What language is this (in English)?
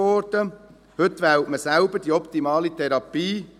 Swiss German